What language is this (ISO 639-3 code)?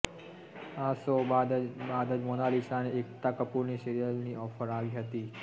guj